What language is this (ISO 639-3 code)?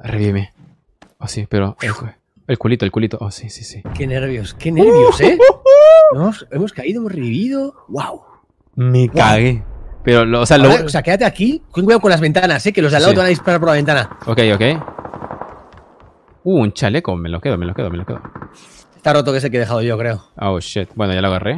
spa